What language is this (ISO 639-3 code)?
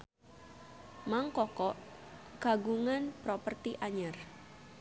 sun